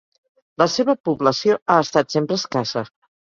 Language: Catalan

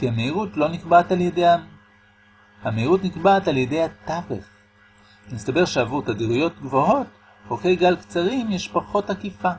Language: Hebrew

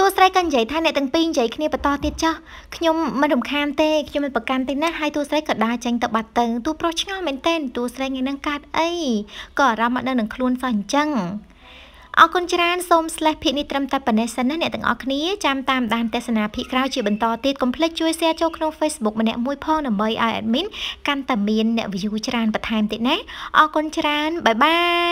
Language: Thai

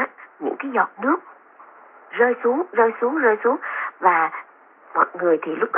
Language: Vietnamese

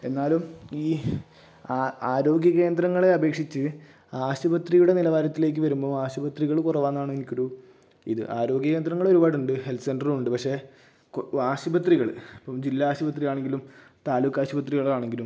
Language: Malayalam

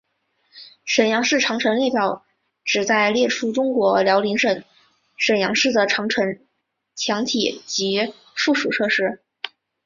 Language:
Chinese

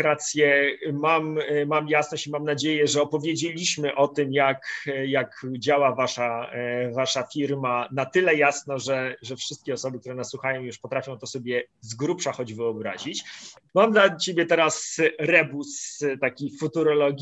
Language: Polish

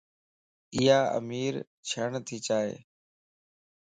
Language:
Lasi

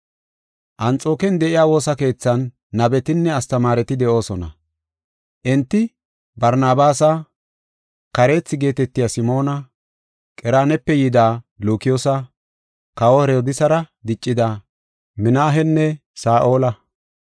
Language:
Gofa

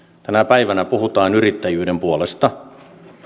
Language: Finnish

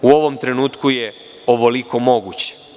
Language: Serbian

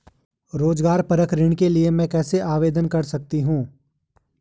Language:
Hindi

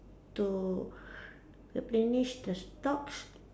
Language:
English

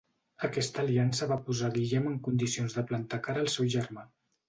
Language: Catalan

